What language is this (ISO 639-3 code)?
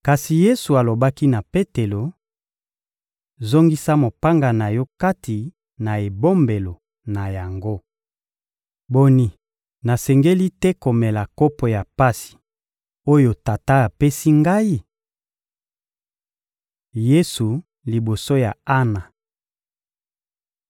lin